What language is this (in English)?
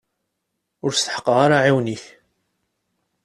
Kabyle